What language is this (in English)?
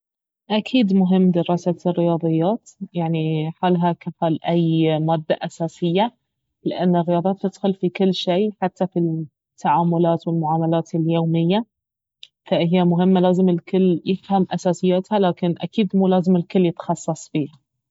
Baharna Arabic